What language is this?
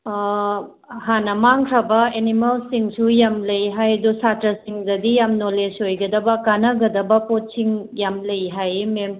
Manipuri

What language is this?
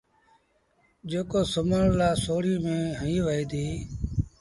Sindhi Bhil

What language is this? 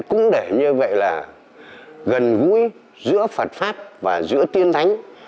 Vietnamese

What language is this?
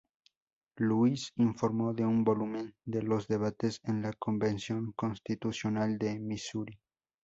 Spanish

